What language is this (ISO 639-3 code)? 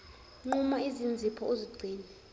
zul